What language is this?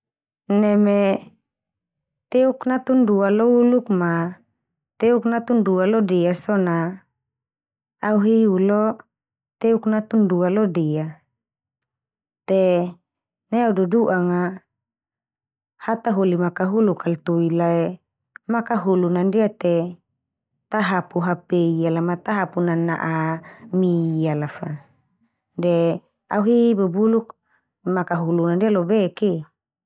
Termanu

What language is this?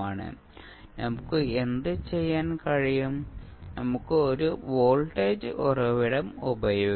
Malayalam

